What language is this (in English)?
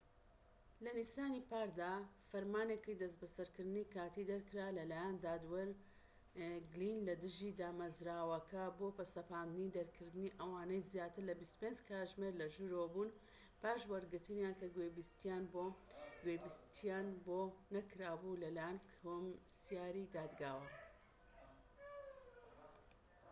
Central Kurdish